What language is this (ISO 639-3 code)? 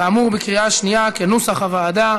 heb